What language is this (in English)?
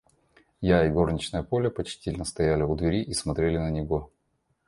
Russian